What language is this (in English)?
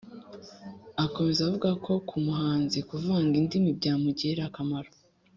Kinyarwanda